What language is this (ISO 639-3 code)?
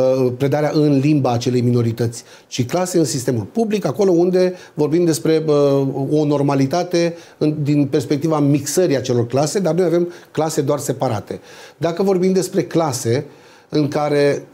ron